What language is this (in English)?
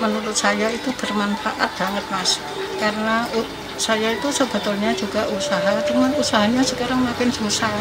Indonesian